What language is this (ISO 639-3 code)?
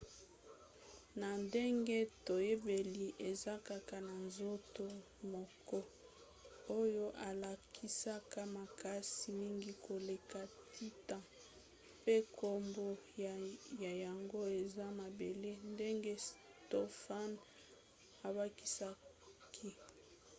lin